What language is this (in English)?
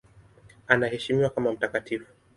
Swahili